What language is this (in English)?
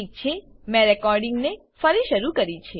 Gujarati